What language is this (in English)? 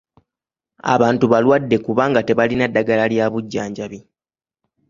Ganda